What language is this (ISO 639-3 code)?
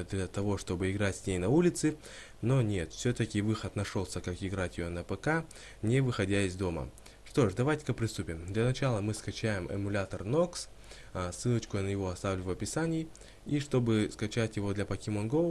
rus